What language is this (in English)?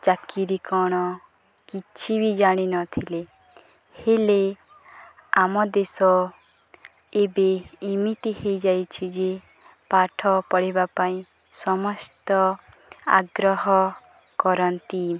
Odia